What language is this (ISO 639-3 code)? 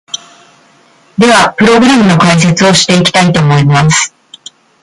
jpn